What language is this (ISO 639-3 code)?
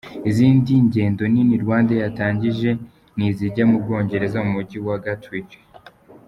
kin